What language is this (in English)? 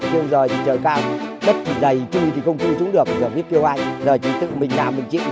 Vietnamese